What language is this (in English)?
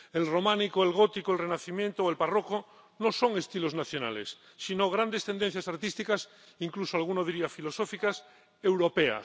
Spanish